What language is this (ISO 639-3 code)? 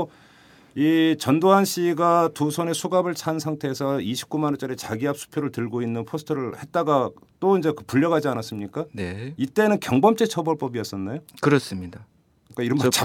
kor